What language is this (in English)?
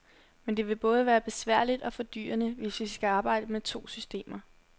Danish